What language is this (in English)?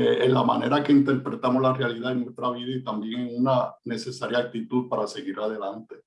Spanish